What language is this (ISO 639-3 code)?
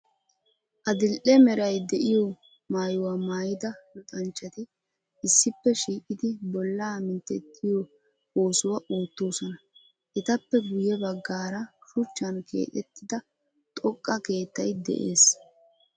wal